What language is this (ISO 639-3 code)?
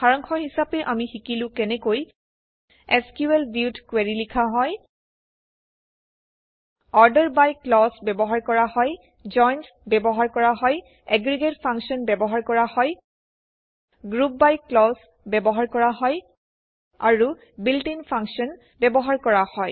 asm